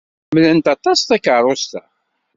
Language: Kabyle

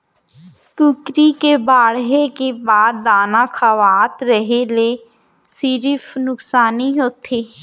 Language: Chhattisgarhi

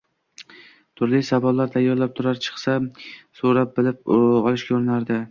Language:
Uzbek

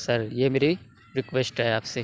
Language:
Urdu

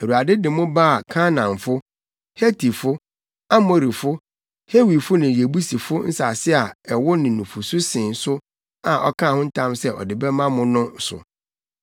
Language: Akan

